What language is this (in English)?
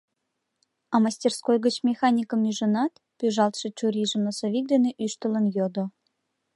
Mari